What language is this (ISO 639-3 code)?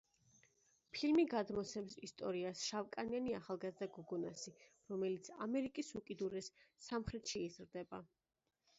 kat